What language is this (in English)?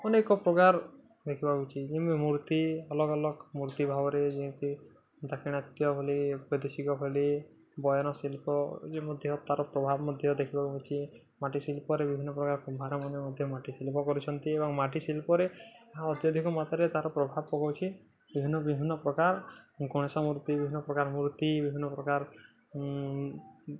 Odia